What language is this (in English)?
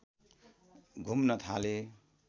Nepali